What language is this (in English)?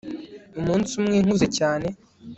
Kinyarwanda